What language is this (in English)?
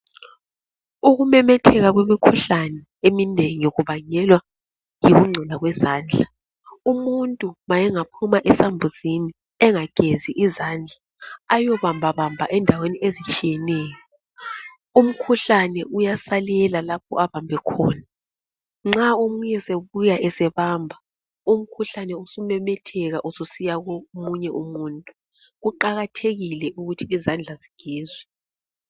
North Ndebele